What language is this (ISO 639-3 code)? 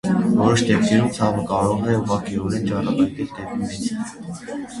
hye